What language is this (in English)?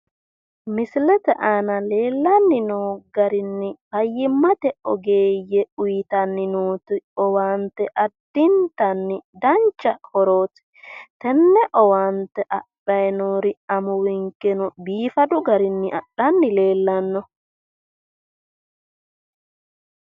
Sidamo